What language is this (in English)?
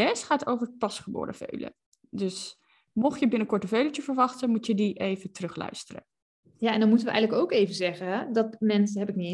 Dutch